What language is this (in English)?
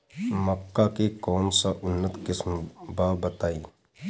Bhojpuri